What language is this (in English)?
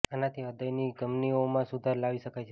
Gujarati